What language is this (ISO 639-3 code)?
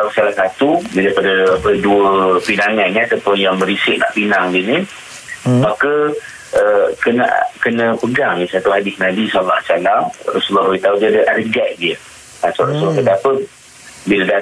msa